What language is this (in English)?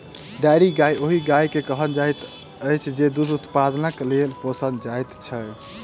Maithili